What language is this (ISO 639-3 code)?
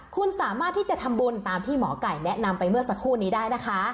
tha